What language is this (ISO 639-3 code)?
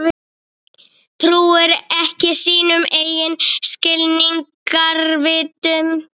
isl